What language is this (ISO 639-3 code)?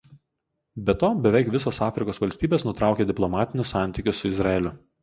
lit